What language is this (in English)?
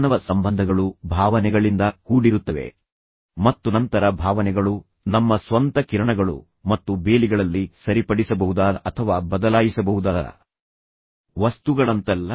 Kannada